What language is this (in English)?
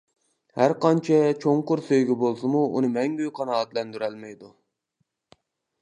Uyghur